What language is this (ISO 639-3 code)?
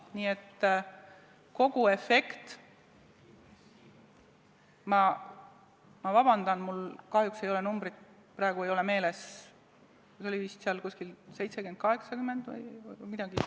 est